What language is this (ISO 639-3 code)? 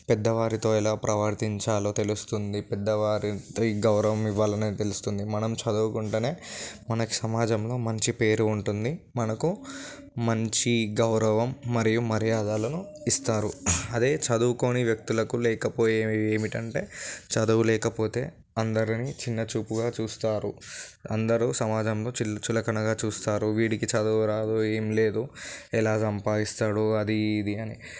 tel